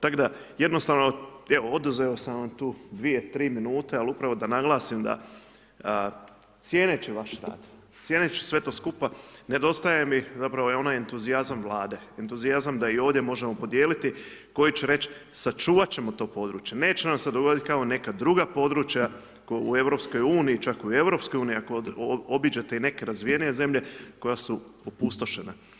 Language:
Croatian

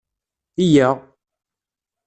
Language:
Kabyle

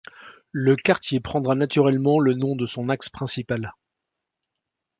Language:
French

